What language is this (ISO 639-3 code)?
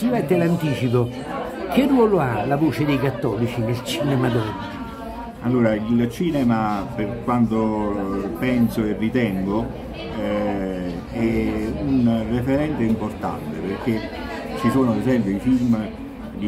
ita